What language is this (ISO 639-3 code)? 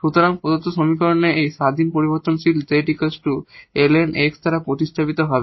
ben